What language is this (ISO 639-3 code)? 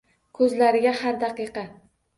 uzb